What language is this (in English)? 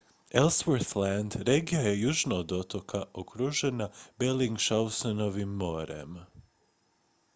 Croatian